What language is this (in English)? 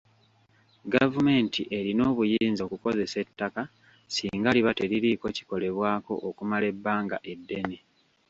Ganda